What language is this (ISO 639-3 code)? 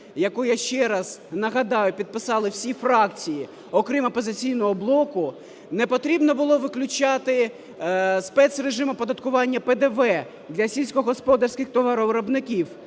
ukr